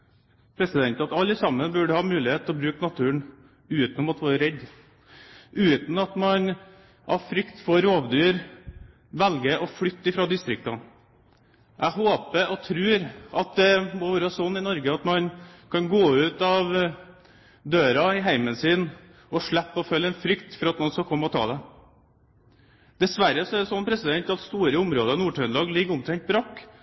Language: Norwegian Bokmål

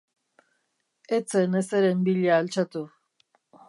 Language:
Basque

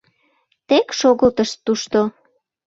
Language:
Mari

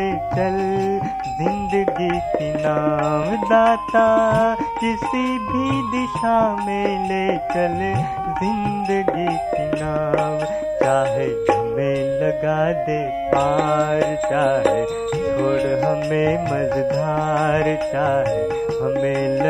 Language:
Hindi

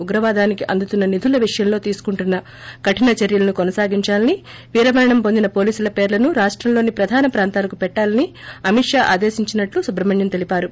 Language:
Telugu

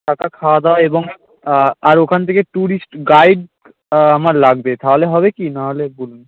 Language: Bangla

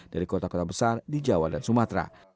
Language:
Indonesian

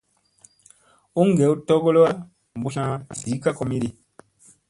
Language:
Musey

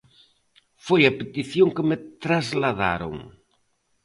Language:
Galician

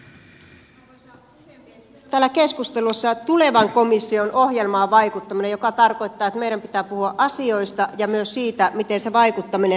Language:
Finnish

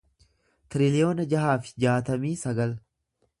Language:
Oromo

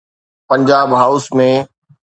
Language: Sindhi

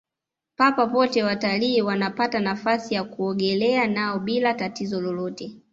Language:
Swahili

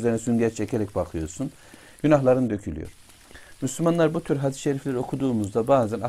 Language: Turkish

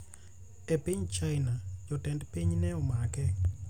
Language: Luo (Kenya and Tanzania)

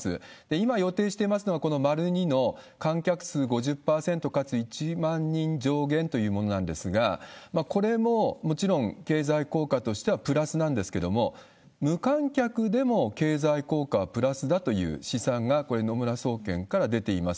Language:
Japanese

